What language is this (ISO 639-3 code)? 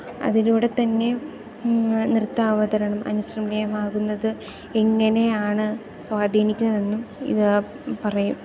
mal